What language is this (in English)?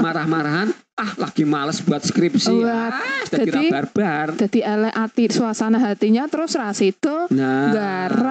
Indonesian